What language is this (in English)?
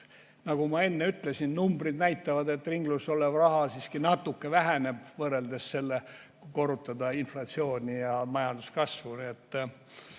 Estonian